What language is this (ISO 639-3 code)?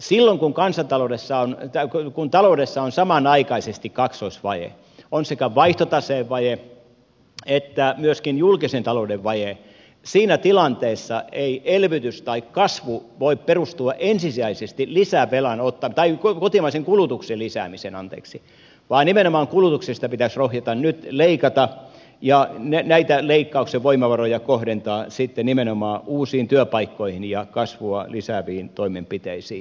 fin